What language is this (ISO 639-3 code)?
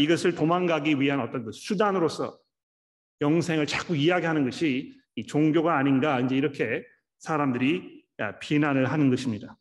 kor